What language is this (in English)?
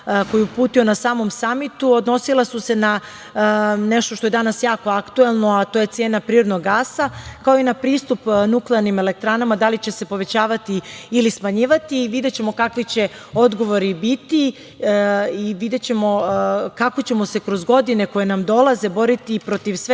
Serbian